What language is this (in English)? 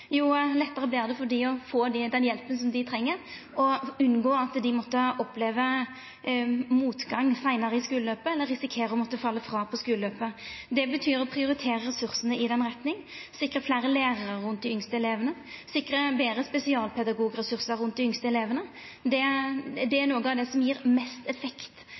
Norwegian Nynorsk